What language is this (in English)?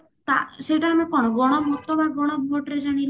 Odia